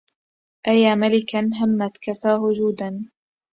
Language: Arabic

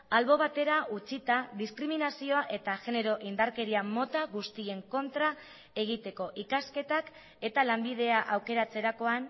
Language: Basque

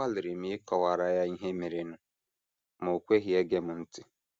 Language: Igbo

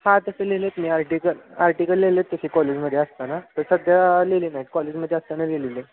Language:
Marathi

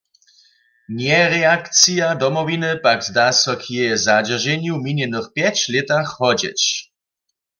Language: Upper Sorbian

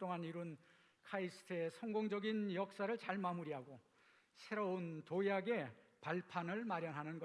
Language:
Korean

